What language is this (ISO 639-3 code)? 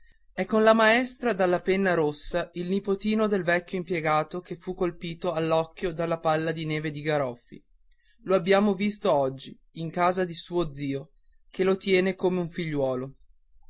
ita